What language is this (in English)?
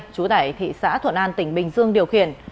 Vietnamese